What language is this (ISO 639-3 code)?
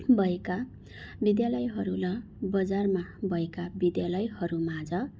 nep